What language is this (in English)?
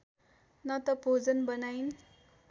Nepali